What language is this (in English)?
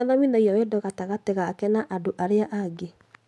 Kikuyu